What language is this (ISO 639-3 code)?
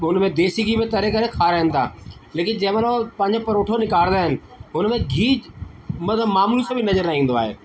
snd